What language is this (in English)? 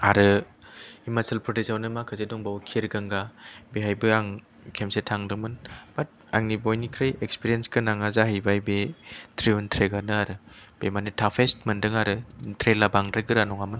Bodo